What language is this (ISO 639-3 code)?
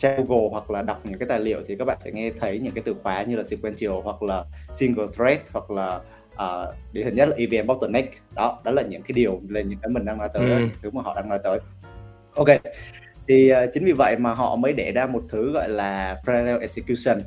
vie